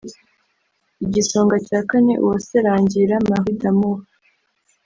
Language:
Kinyarwanda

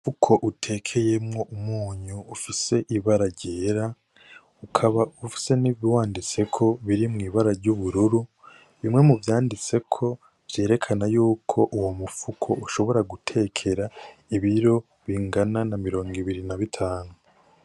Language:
Rundi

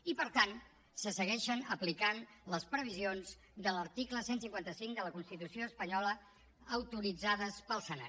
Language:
Catalan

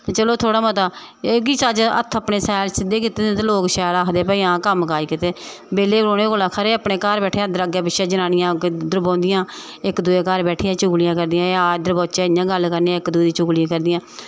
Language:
Dogri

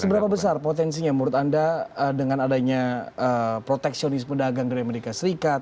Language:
Indonesian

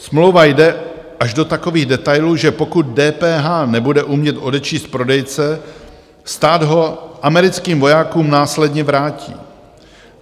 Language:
Czech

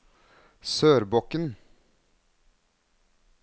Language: Norwegian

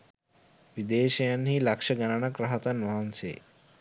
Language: Sinhala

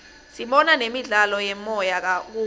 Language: Swati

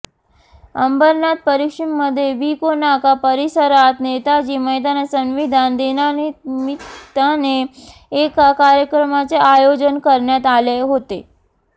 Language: Marathi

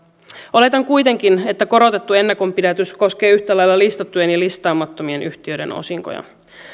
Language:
Finnish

